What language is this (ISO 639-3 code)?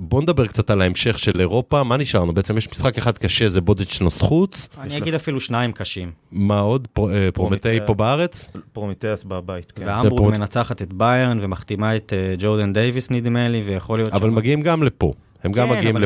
heb